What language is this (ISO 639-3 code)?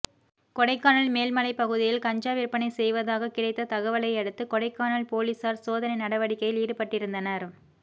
tam